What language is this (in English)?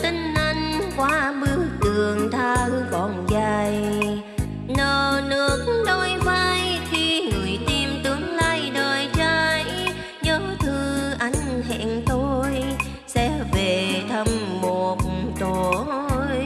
Vietnamese